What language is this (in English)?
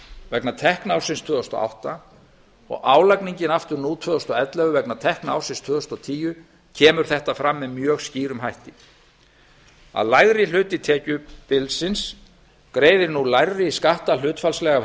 Icelandic